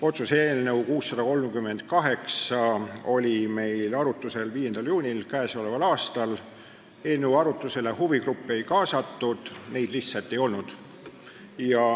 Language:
Estonian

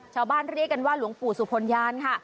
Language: Thai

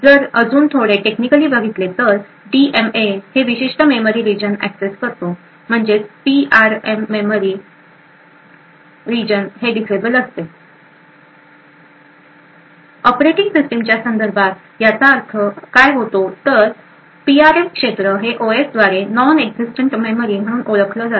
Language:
Marathi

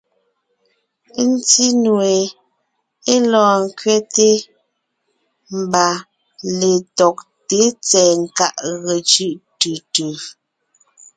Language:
Ngiemboon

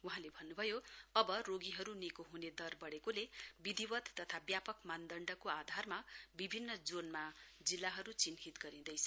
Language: Nepali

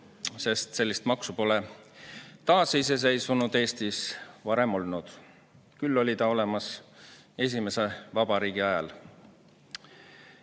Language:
Estonian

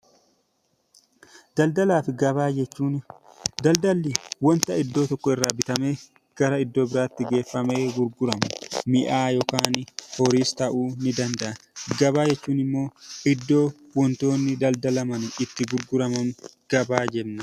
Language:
Oromo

